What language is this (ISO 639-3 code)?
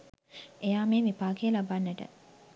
sin